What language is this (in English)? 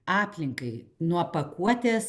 Lithuanian